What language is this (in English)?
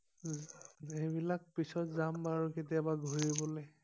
Assamese